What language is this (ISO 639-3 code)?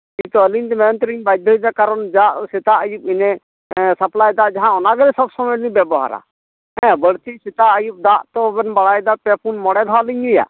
sat